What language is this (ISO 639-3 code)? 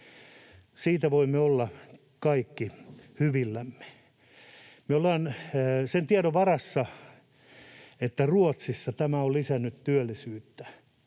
fin